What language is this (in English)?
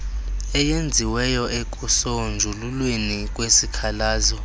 Xhosa